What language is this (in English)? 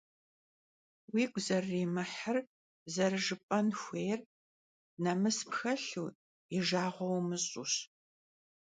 Kabardian